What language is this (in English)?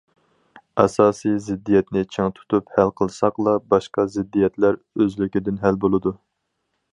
Uyghur